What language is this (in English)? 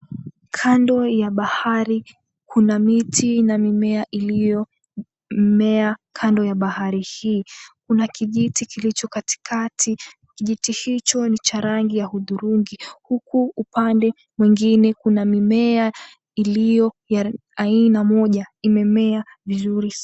Swahili